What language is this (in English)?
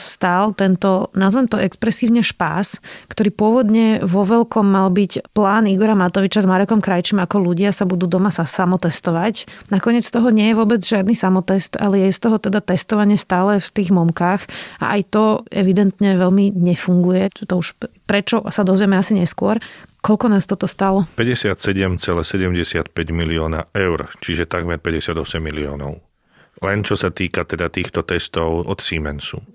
Slovak